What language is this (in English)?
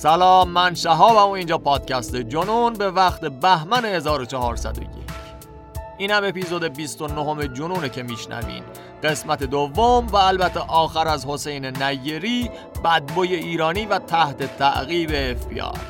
Persian